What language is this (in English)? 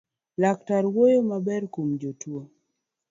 Luo (Kenya and Tanzania)